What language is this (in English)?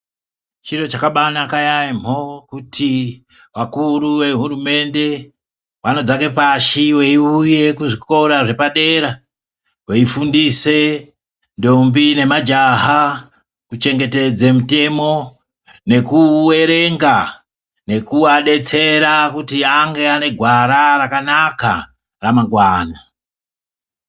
Ndau